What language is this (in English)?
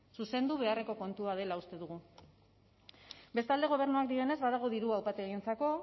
Basque